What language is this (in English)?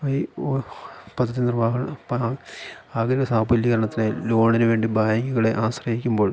Malayalam